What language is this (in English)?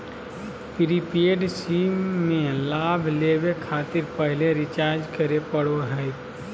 Magahi